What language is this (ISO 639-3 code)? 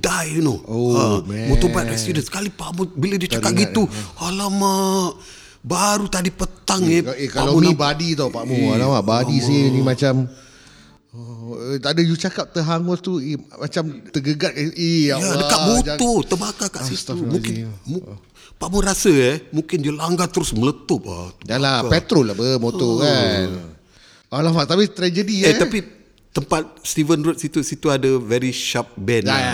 msa